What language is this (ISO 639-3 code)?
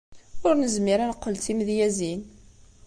kab